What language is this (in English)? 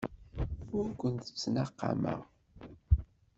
Kabyle